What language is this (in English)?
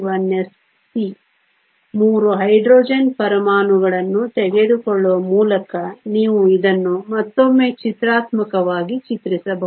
Kannada